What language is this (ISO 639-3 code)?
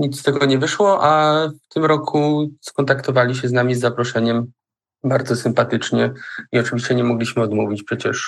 pol